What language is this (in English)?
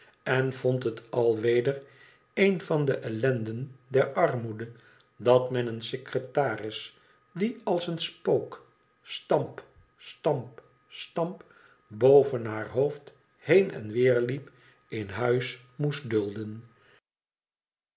Dutch